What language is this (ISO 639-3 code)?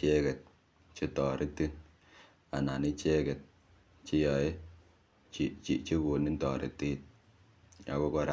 kln